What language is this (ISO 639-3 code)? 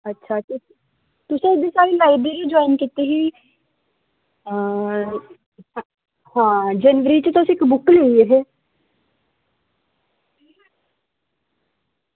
doi